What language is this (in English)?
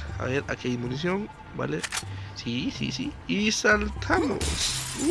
Spanish